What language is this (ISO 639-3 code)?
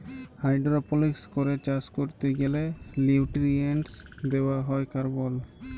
ben